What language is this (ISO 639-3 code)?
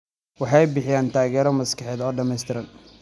som